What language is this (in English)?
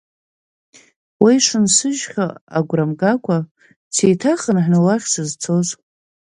Abkhazian